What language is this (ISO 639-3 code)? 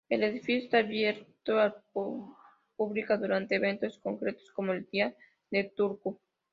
spa